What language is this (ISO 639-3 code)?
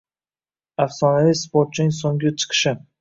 uzb